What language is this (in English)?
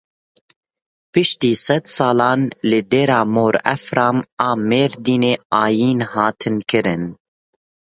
Kurdish